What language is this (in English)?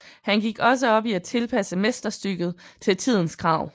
Danish